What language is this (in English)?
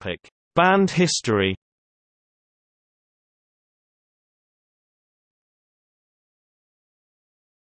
English